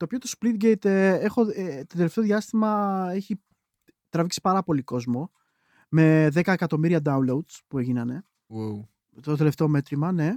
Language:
Greek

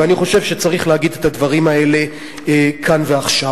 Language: Hebrew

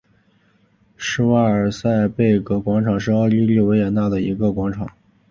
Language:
Chinese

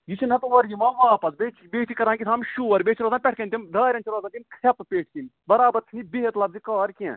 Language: Kashmiri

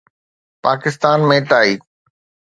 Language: Sindhi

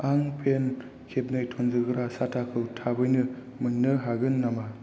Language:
Bodo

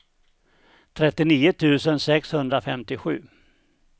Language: Swedish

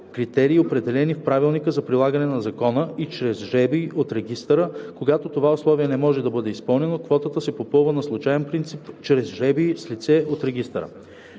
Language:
Bulgarian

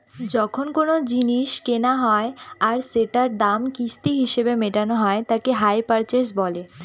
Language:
Bangla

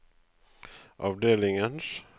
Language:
Norwegian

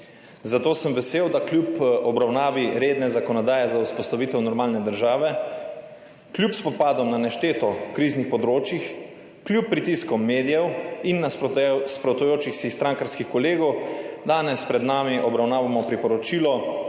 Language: Slovenian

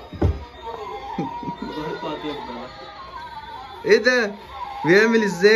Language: Arabic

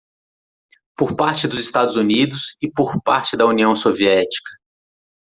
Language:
Portuguese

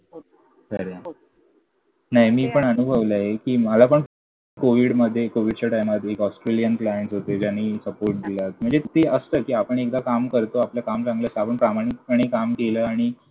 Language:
Marathi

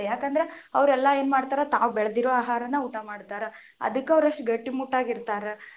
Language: Kannada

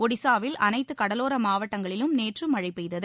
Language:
Tamil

